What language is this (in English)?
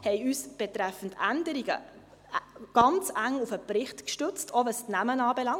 Swiss German